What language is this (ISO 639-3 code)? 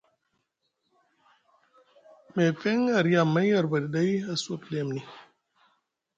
mug